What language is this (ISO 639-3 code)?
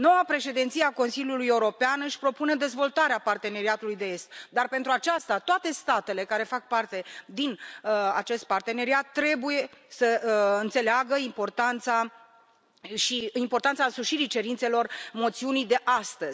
ron